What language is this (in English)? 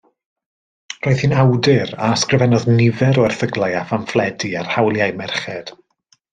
Welsh